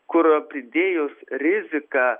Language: Lithuanian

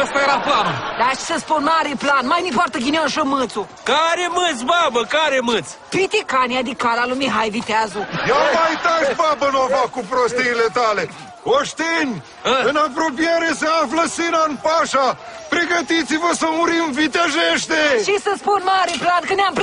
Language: Romanian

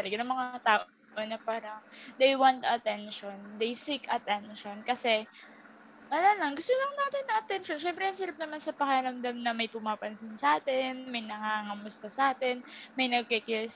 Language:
Filipino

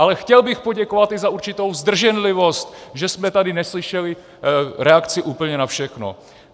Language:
Czech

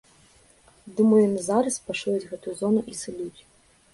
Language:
Belarusian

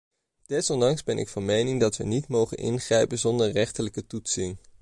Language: Dutch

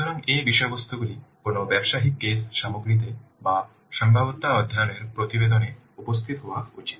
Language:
Bangla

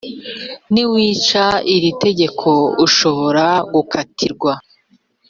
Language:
Kinyarwanda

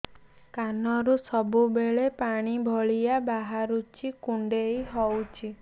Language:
Odia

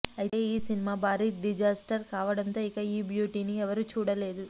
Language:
Telugu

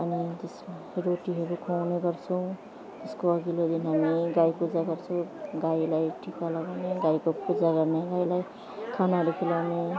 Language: Nepali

